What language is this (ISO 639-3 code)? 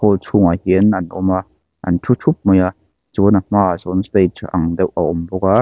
lus